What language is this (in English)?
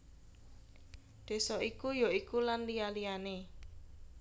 Javanese